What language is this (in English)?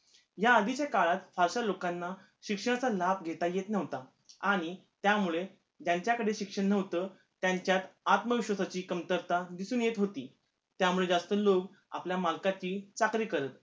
Marathi